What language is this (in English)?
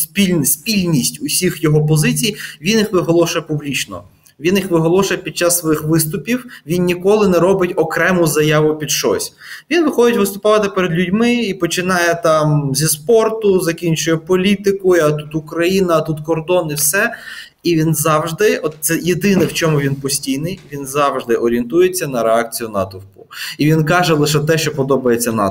Ukrainian